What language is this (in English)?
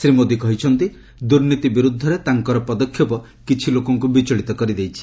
Odia